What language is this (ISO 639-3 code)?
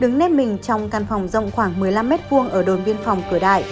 vie